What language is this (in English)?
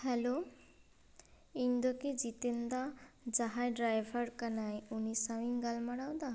Santali